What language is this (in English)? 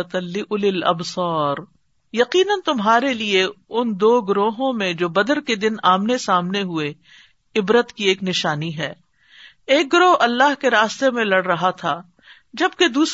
Urdu